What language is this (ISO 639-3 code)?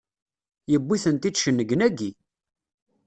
kab